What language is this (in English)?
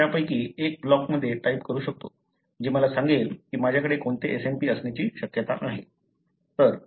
Marathi